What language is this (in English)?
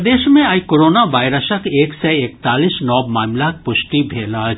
Maithili